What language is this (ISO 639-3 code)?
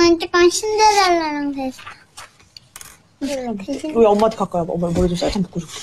kor